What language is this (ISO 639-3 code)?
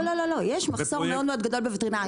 heb